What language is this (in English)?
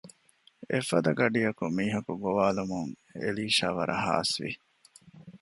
Divehi